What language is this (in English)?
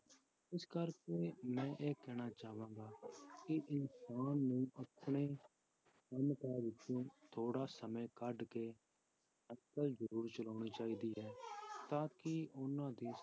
Punjabi